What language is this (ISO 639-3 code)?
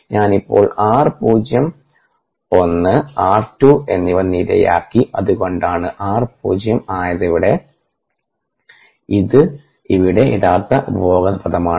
mal